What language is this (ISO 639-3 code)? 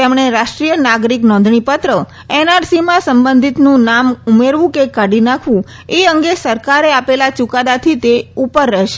guj